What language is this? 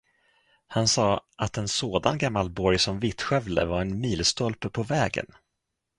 Swedish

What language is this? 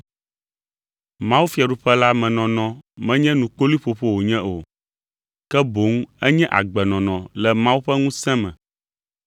Ewe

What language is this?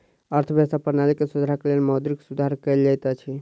Maithili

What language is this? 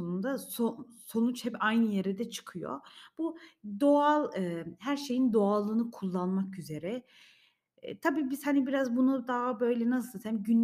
Turkish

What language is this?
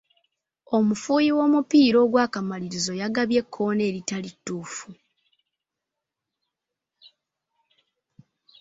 Ganda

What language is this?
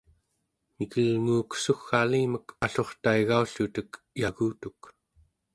Central Yupik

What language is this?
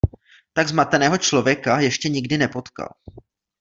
Czech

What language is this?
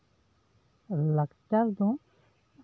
Santali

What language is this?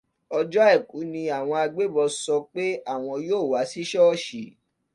Yoruba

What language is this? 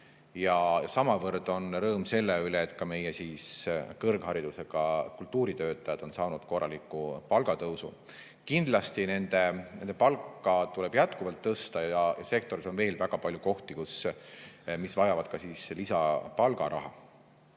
Estonian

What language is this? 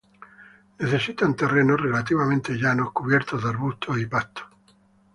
Spanish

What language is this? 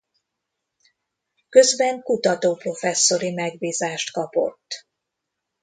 Hungarian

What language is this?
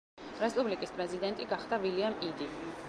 Georgian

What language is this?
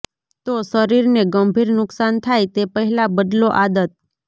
Gujarati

